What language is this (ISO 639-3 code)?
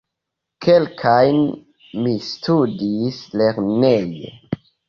epo